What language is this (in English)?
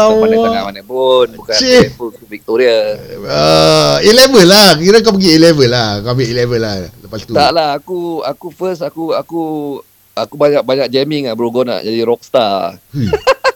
Malay